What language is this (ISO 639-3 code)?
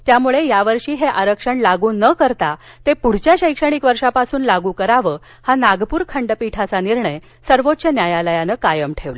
mar